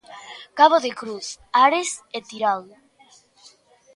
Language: Galician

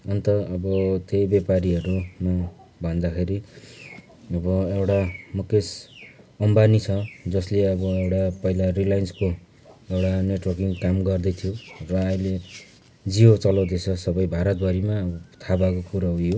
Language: Nepali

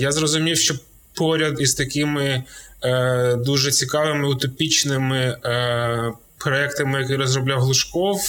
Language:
Ukrainian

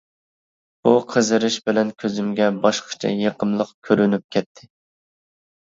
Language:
Uyghur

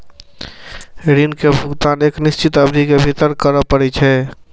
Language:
Maithili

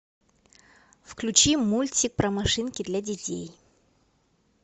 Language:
Russian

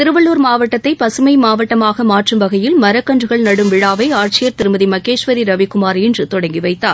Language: Tamil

